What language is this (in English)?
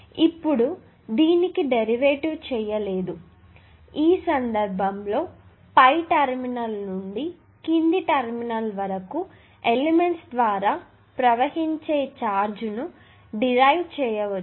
Telugu